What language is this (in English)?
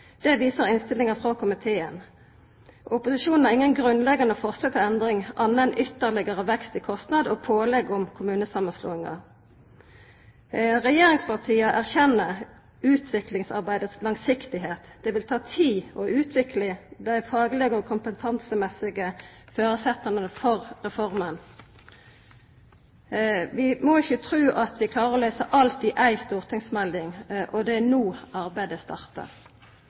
Norwegian Nynorsk